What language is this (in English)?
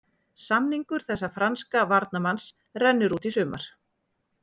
Icelandic